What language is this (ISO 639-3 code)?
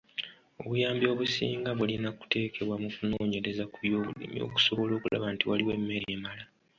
lug